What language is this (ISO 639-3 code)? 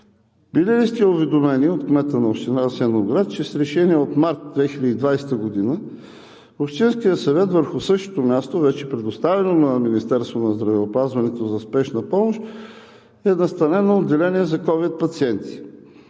bul